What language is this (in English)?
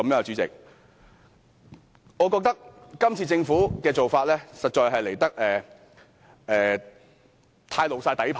Cantonese